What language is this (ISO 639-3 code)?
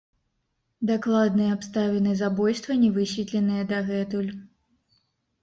bel